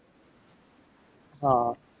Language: Gujarati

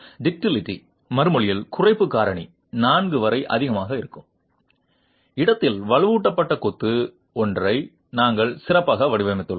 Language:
Tamil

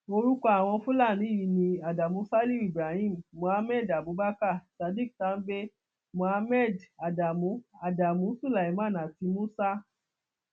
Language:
Yoruba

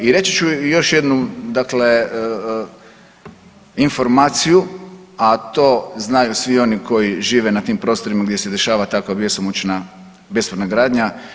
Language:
Croatian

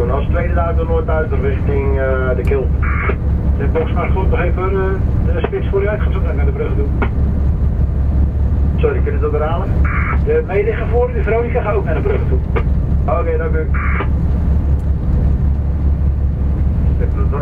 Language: Dutch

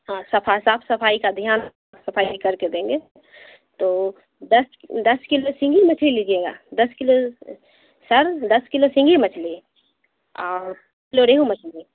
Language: Urdu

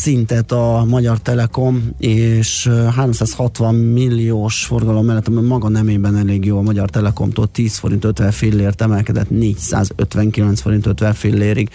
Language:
Hungarian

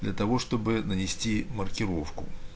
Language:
Russian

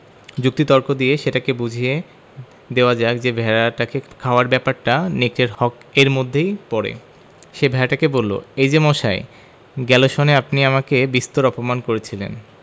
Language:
Bangla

